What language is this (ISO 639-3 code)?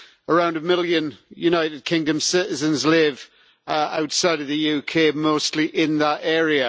eng